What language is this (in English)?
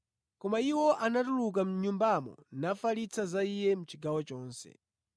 Nyanja